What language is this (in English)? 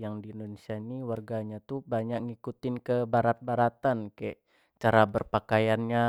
Jambi Malay